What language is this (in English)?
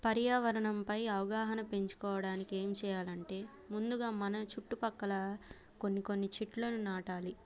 Telugu